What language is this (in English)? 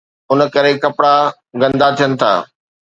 Sindhi